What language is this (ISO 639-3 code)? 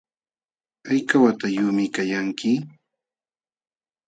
qxw